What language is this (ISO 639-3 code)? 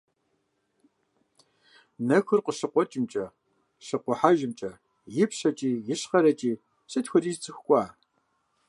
kbd